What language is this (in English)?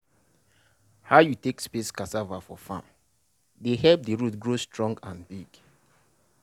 Nigerian Pidgin